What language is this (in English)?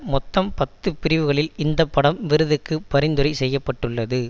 Tamil